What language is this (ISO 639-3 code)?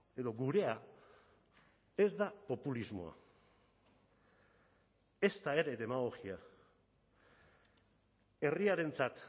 eus